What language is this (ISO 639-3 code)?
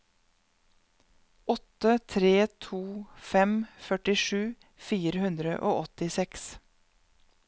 nor